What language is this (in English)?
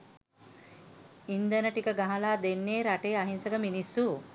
Sinhala